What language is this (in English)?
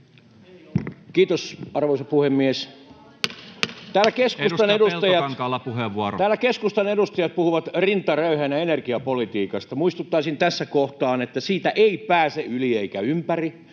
Finnish